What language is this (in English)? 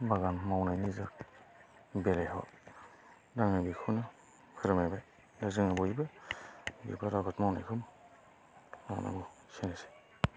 Bodo